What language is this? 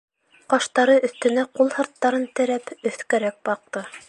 Bashkir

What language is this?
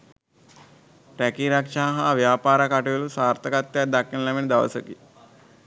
Sinhala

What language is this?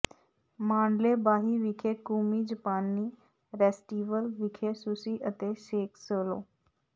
Punjabi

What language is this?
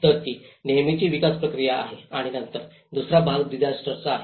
Marathi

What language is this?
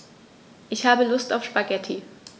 German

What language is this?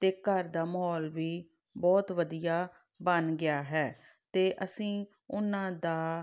Punjabi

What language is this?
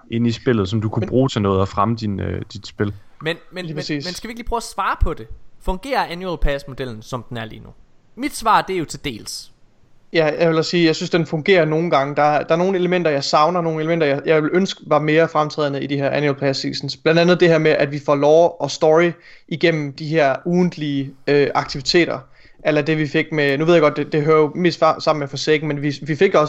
Danish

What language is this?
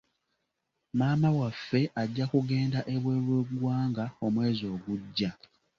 Ganda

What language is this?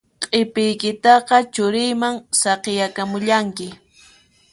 Puno Quechua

